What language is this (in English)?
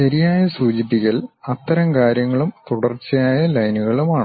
Malayalam